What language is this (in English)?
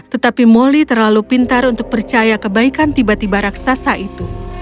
Indonesian